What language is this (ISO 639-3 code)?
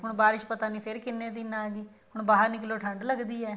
pan